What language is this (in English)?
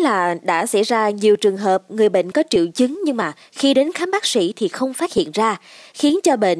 Vietnamese